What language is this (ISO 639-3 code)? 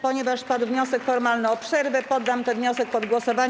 pol